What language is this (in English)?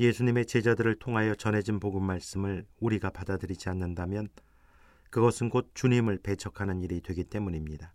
Korean